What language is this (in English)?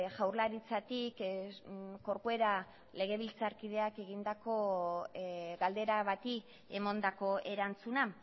Basque